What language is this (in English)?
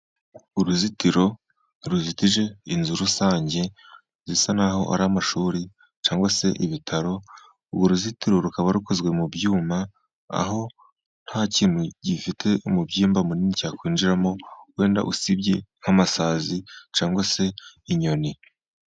Kinyarwanda